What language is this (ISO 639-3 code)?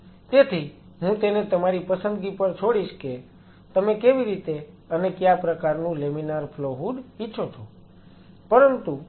guj